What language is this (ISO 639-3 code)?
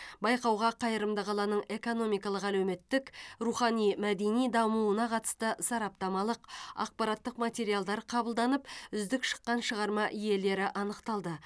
kaz